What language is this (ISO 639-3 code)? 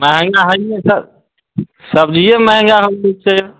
mai